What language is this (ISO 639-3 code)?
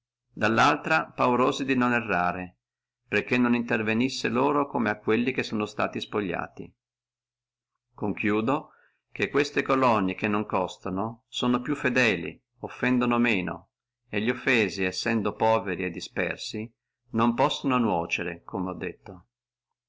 ita